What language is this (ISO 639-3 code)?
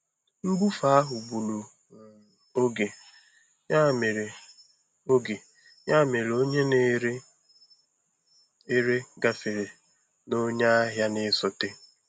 ibo